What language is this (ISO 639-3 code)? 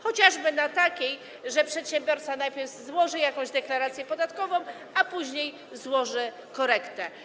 pol